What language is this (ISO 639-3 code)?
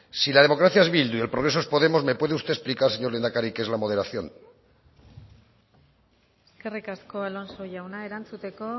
spa